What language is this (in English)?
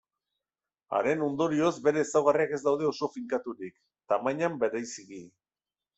Basque